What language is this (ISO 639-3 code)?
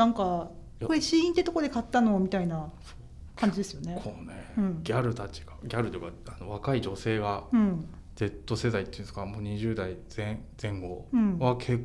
jpn